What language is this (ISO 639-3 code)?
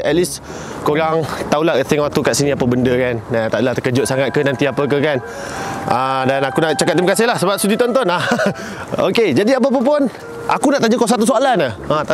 msa